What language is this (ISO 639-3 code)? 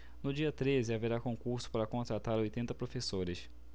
por